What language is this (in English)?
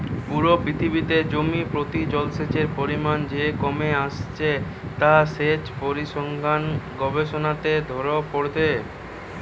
Bangla